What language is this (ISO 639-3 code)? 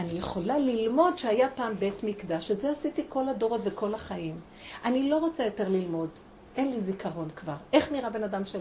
heb